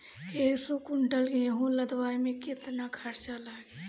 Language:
Bhojpuri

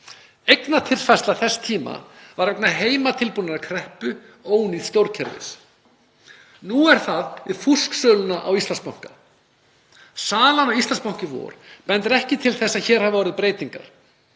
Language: Icelandic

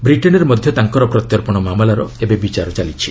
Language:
Odia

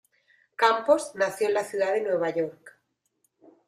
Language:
Spanish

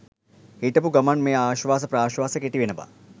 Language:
Sinhala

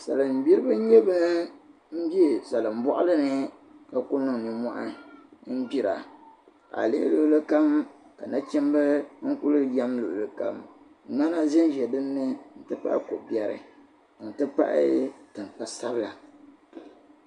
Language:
Dagbani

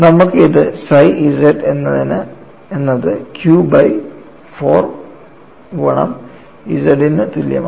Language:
Malayalam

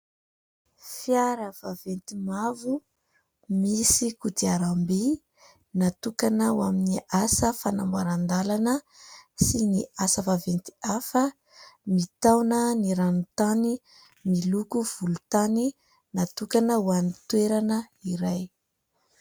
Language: Malagasy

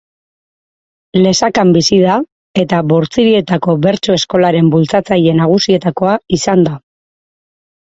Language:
Basque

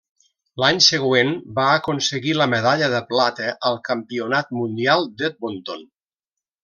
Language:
Catalan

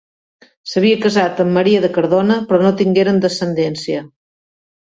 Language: Catalan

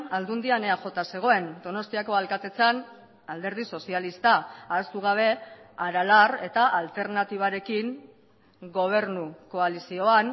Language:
Basque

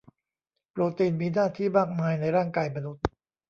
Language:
Thai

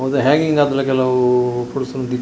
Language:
Tulu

